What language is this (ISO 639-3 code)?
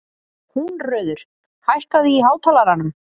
isl